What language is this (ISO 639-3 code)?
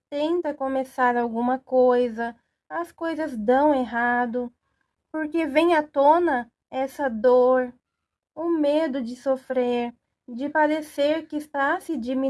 por